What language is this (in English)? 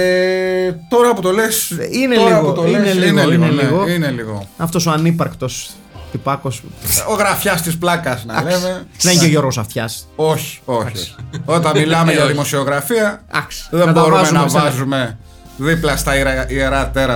Greek